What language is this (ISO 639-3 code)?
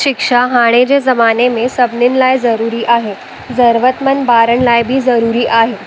snd